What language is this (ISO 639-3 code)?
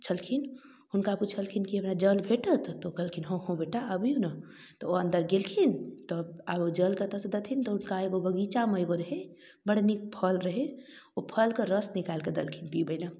mai